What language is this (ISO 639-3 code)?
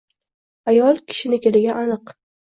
uzb